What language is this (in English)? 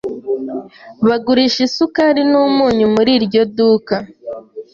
Kinyarwanda